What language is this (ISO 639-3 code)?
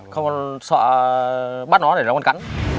vie